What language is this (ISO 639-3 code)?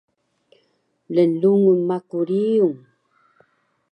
trv